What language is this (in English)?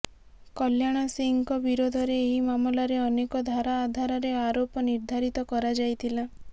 Odia